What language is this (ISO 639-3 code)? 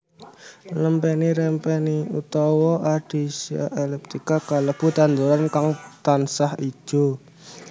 jav